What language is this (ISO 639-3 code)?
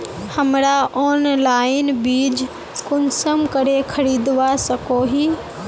mag